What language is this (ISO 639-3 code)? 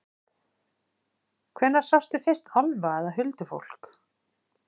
isl